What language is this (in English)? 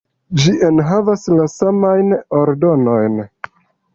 Esperanto